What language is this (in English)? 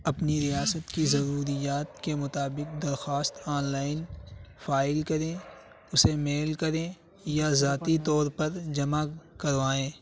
Urdu